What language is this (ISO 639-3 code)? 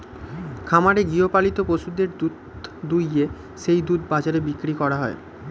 ben